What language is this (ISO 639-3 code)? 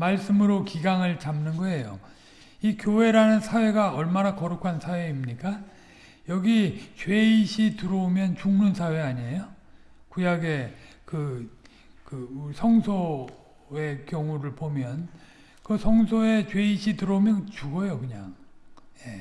kor